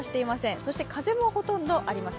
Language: Japanese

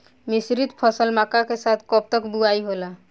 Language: Bhojpuri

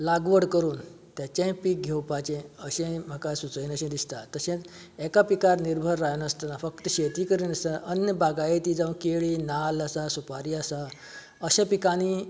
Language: Konkani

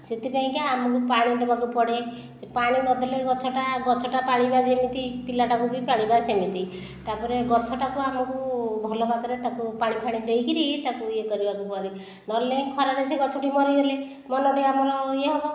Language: Odia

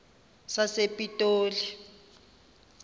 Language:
Xhosa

